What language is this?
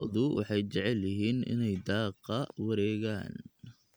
Somali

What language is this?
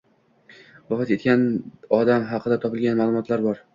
Uzbek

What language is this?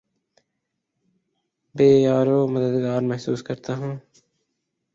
Urdu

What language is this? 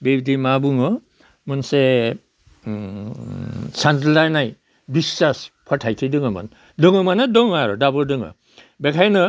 Bodo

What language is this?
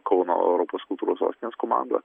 Lithuanian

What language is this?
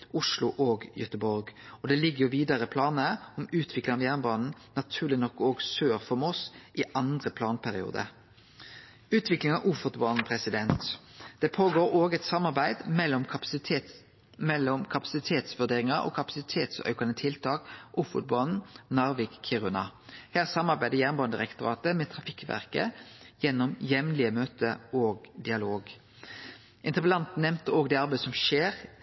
Norwegian Nynorsk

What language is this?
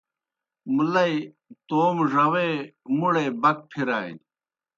Kohistani Shina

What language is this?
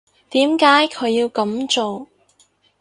Cantonese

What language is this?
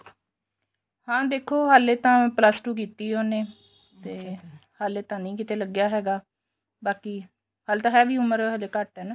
Punjabi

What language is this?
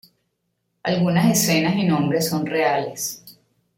Spanish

